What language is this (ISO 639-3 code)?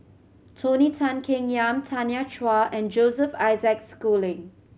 eng